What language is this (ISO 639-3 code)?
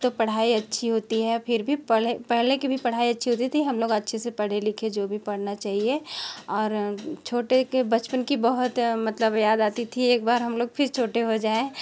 hin